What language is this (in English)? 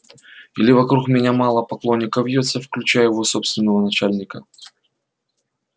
Russian